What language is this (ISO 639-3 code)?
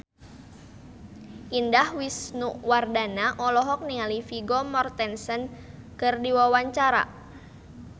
sun